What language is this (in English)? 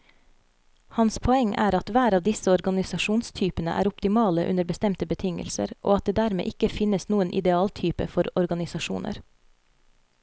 Norwegian